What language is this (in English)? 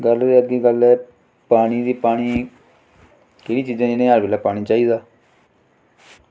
Dogri